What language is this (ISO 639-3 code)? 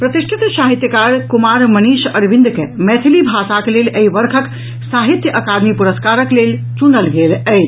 mai